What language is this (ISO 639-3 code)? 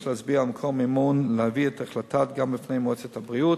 heb